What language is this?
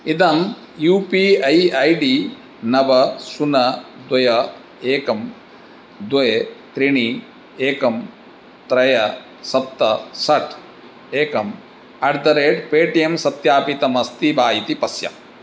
Sanskrit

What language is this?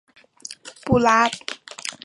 Chinese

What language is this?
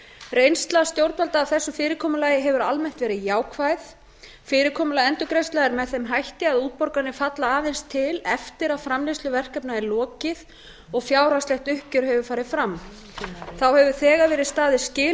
Icelandic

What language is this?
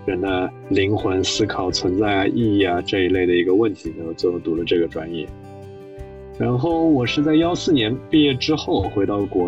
Chinese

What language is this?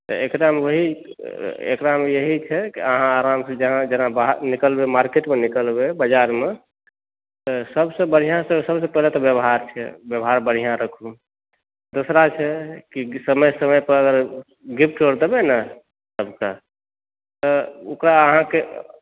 Maithili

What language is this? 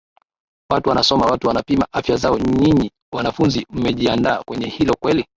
Swahili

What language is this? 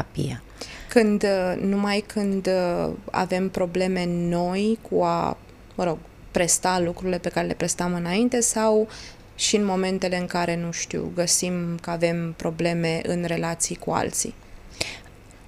Romanian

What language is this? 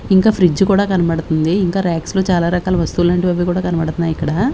Telugu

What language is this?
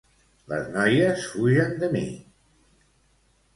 Catalan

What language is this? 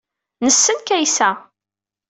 Kabyle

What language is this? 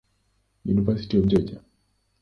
Swahili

